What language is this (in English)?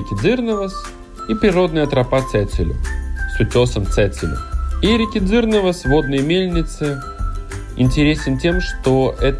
Russian